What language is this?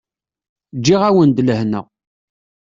Kabyle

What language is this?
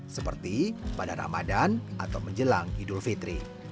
Indonesian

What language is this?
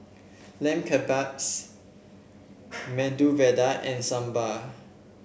English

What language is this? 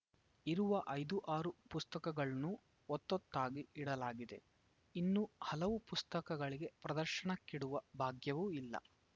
Kannada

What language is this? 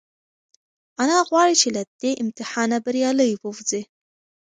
Pashto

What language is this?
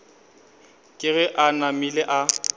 Northern Sotho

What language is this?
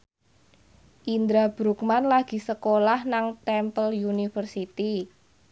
Javanese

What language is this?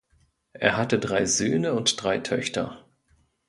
German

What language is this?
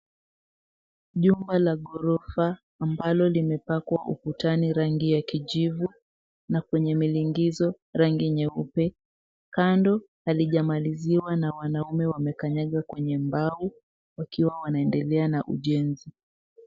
Swahili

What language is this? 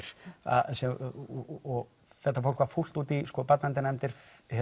Icelandic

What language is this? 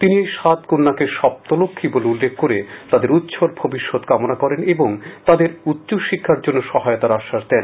Bangla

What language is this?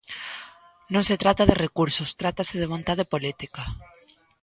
Galician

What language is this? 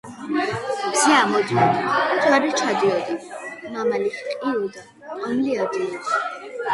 Georgian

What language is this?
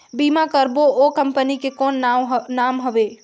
Chhattisgarhi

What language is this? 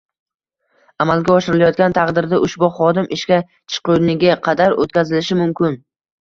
Uzbek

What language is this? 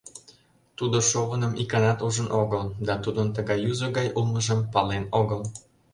Mari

